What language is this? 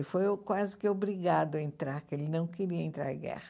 Portuguese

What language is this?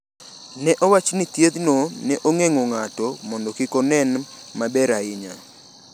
Luo (Kenya and Tanzania)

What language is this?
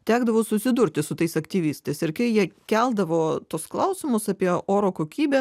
Lithuanian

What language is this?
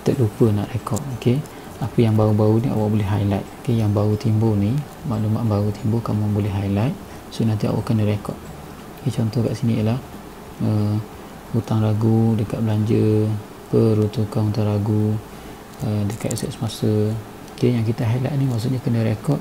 Malay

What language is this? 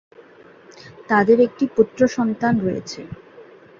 Bangla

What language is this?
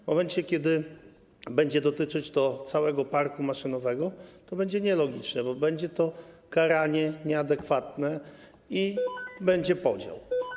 Polish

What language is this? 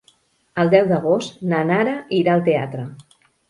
Catalan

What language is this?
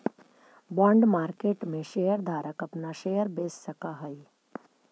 Magahi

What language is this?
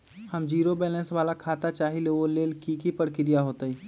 Magahi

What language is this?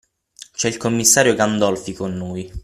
Italian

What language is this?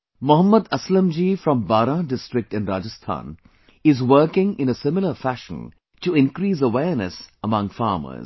English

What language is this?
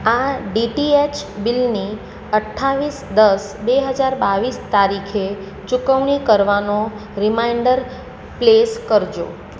Gujarati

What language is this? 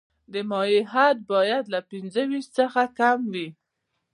Pashto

